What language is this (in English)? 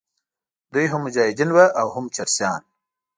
Pashto